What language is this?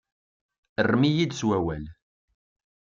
Kabyle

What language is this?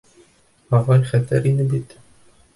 Bashkir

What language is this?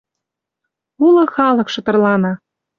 Western Mari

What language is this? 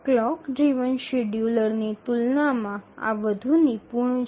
Gujarati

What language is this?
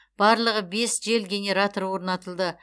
Kazakh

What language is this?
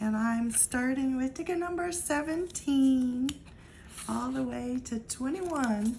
English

